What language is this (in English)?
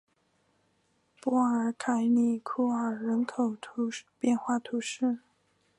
Chinese